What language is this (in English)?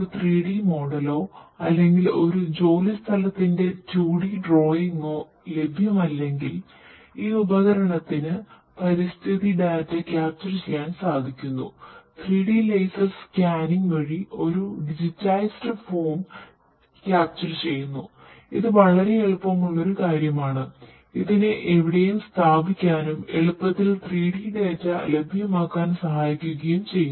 Malayalam